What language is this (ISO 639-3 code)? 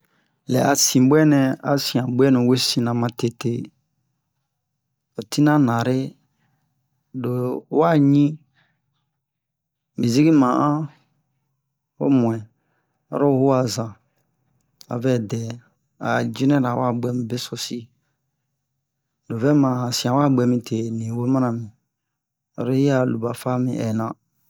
bmq